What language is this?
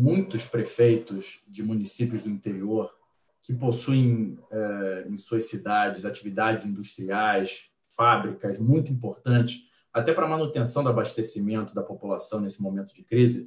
Portuguese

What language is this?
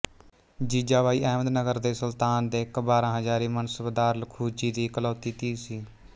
Punjabi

